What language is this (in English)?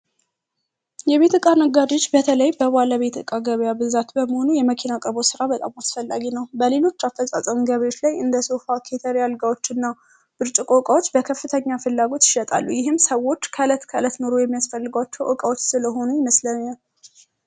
Amharic